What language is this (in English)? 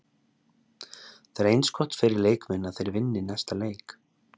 Icelandic